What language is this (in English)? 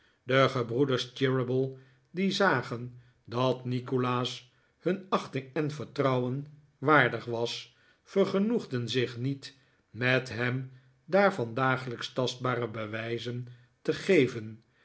Dutch